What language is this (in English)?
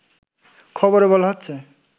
Bangla